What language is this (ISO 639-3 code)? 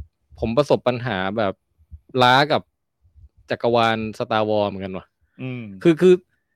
tha